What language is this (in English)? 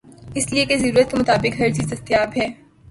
Urdu